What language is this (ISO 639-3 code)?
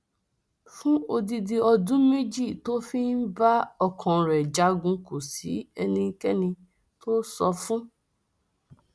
yor